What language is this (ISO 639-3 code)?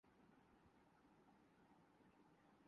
urd